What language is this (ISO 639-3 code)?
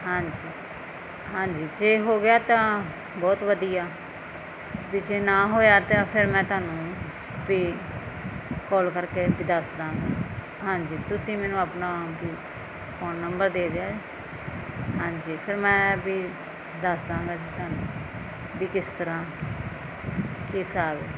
pan